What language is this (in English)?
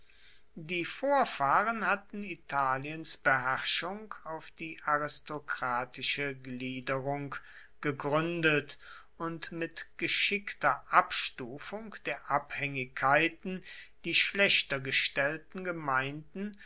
German